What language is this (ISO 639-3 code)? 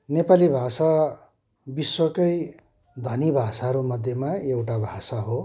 nep